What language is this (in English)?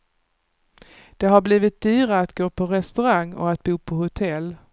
Swedish